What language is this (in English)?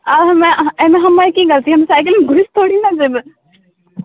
Maithili